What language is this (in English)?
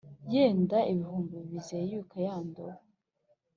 Kinyarwanda